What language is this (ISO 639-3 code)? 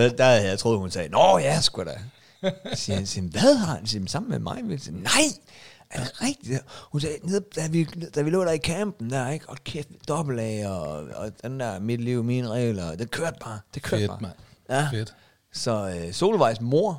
dan